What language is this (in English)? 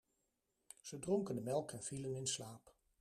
Dutch